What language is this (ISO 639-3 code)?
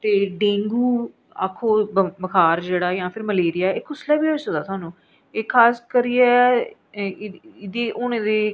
doi